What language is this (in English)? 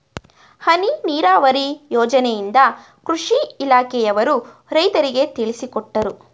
Kannada